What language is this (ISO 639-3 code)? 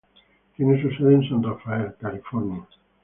spa